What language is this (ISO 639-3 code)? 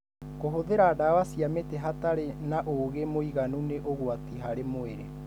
kik